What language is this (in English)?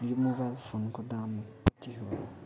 Nepali